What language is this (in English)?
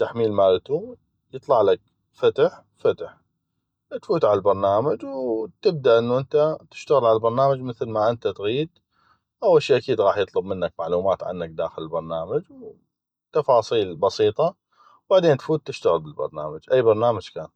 North Mesopotamian Arabic